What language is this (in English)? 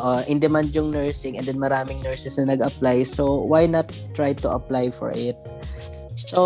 Filipino